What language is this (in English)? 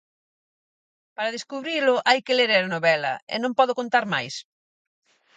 Galician